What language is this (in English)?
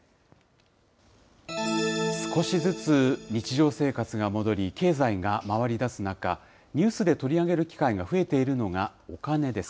Japanese